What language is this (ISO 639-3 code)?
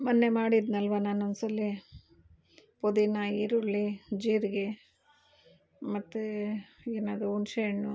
kan